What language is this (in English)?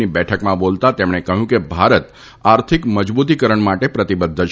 Gujarati